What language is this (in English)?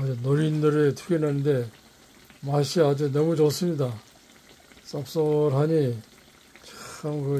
Korean